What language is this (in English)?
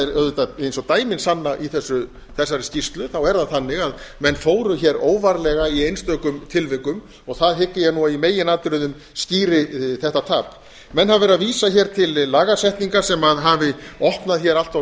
Icelandic